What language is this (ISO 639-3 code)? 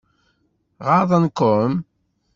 kab